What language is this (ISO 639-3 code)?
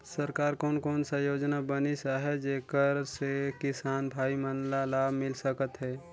hne